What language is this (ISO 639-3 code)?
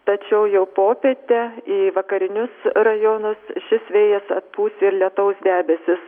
lit